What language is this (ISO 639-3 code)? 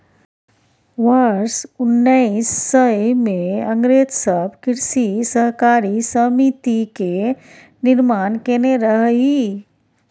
mai